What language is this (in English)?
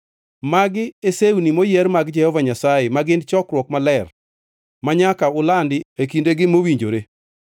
Luo (Kenya and Tanzania)